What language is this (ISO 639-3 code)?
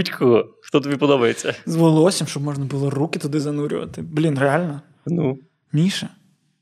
ukr